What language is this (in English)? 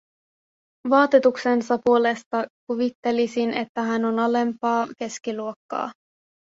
Finnish